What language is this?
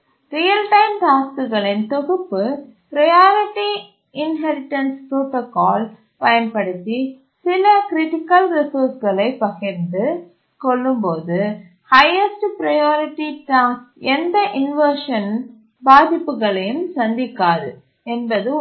Tamil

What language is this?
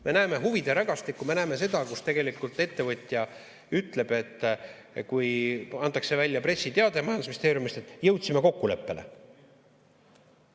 Estonian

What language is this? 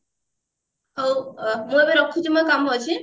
Odia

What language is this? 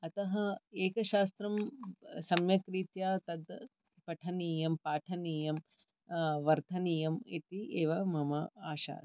Sanskrit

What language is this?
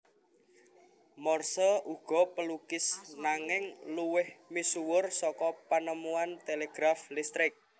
Javanese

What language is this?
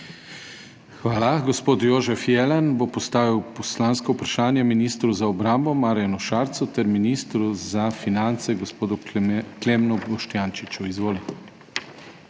Slovenian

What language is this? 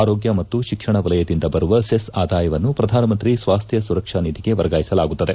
Kannada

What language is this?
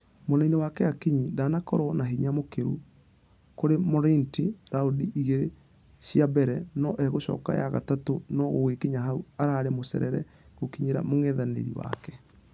Kikuyu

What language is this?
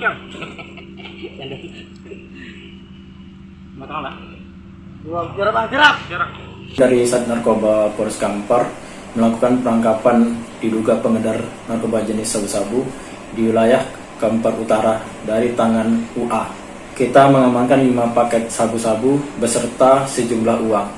Indonesian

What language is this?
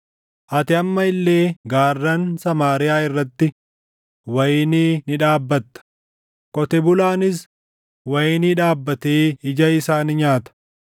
Oromo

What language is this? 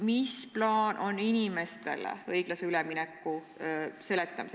Estonian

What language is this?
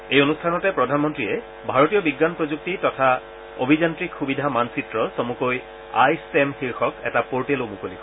Assamese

